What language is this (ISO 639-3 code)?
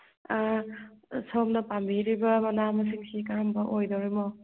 mni